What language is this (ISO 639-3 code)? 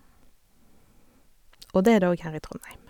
nor